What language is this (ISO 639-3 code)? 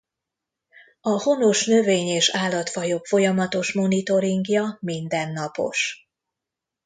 hun